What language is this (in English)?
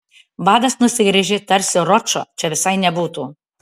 Lithuanian